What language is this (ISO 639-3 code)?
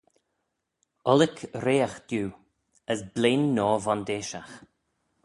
glv